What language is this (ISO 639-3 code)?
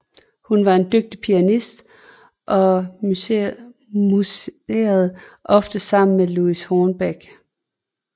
dan